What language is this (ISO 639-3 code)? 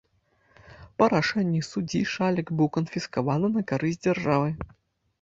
bel